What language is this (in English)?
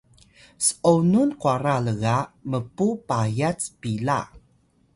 Atayal